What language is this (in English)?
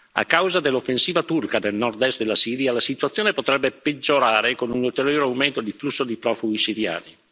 Italian